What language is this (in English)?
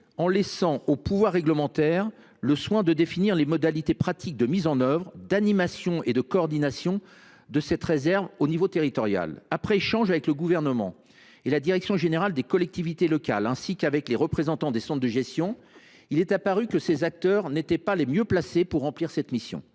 French